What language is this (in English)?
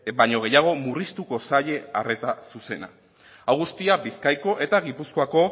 Basque